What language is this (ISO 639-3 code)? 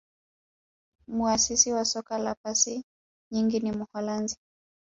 swa